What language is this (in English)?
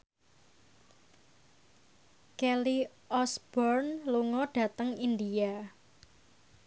Javanese